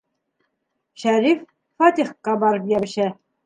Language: Bashkir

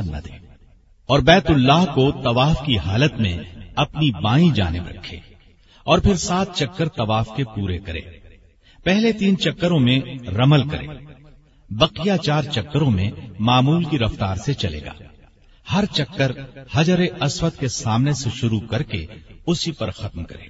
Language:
Urdu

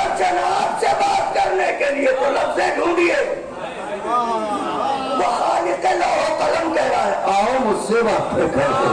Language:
Hindi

